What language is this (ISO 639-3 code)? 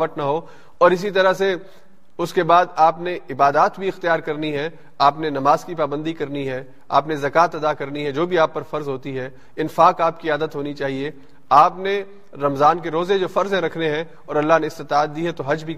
urd